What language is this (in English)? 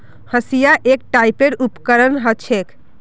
Magahi